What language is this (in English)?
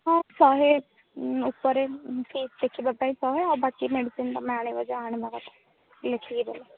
Odia